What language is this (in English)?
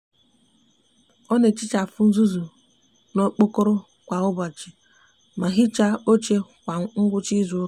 Igbo